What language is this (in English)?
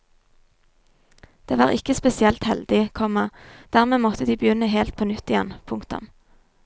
Norwegian